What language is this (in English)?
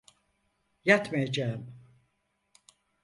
Turkish